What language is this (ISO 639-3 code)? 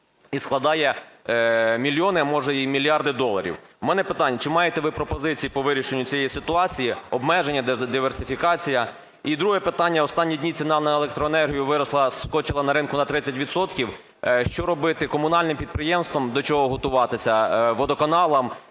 ukr